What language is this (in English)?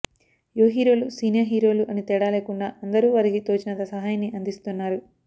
Telugu